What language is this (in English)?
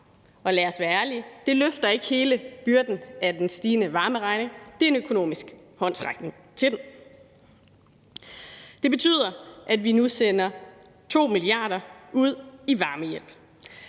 Danish